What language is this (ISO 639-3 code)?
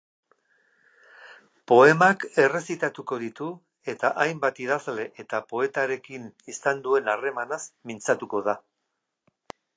eus